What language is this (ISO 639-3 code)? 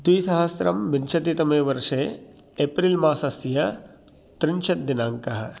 san